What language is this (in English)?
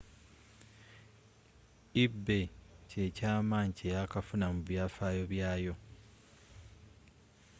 Ganda